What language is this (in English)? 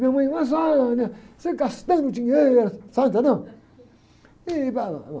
Portuguese